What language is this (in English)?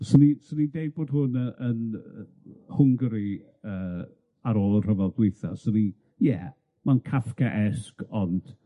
Welsh